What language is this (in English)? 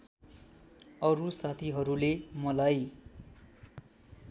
Nepali